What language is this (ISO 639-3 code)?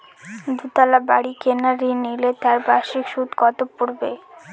ben